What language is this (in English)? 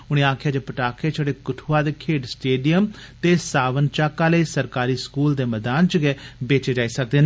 Dogri